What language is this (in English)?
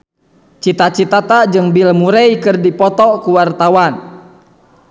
Sundanese